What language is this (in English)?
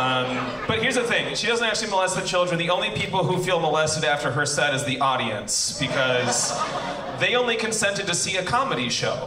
English